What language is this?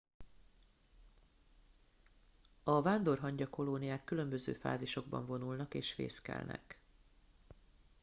Hungarian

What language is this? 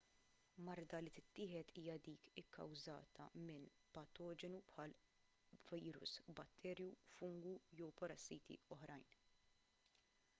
Maltese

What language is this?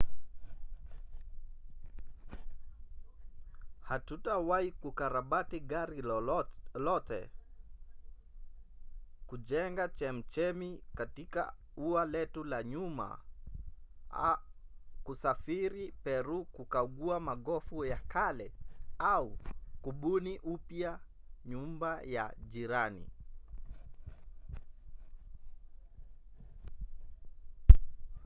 Swahili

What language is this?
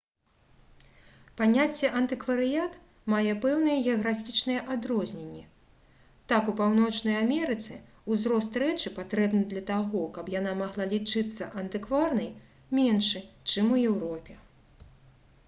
Belarusian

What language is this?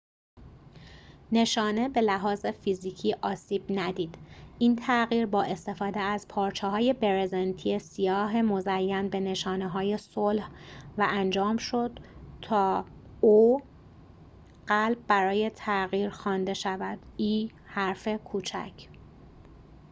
Persian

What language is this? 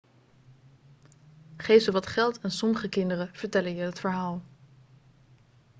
Dutch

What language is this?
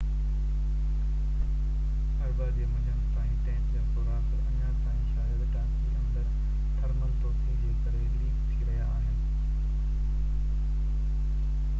Sindhi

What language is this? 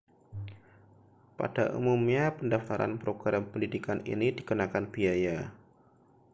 Indonesian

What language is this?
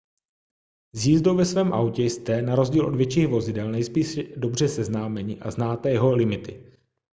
Czech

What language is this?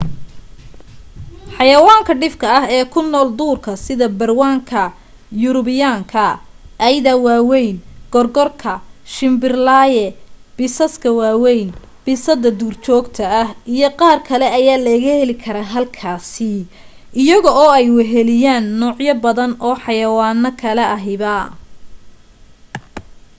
Somali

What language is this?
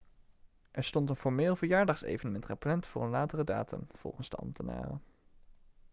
Dutch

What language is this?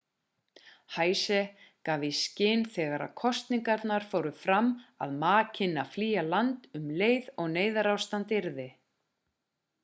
Icelandic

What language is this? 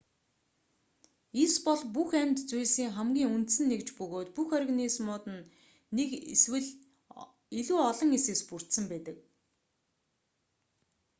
Mongolian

